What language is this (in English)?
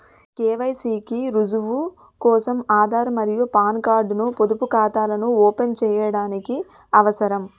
Telugu